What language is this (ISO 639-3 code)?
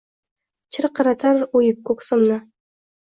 uzb